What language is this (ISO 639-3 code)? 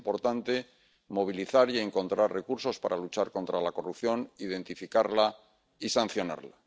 spa